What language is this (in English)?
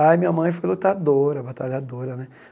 Portuguese